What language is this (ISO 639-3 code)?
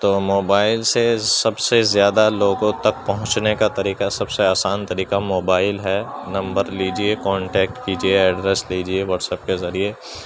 urd